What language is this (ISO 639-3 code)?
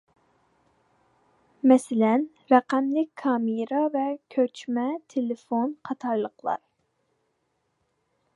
uig